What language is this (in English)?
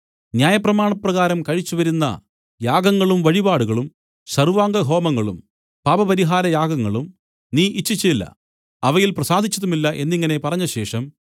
Malayalam